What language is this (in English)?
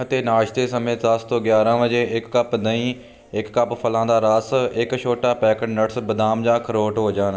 Punjabi